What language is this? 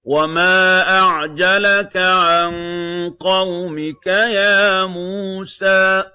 Arabic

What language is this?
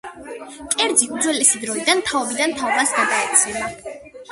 Georgian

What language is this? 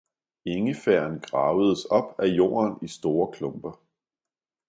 Danish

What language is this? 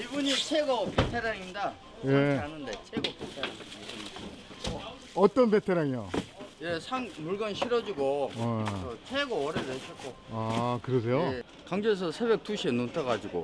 Korean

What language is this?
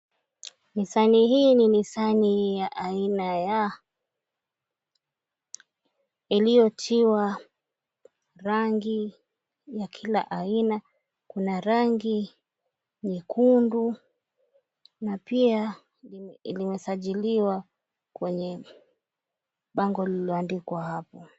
Swahili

